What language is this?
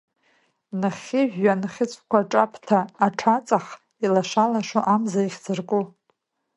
Abkhazian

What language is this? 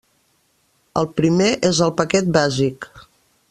Catalan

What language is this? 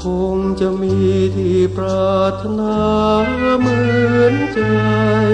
Thai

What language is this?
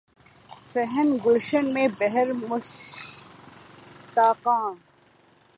Urdu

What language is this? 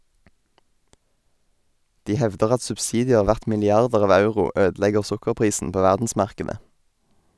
Norwegian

